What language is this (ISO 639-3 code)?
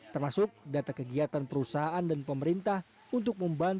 ind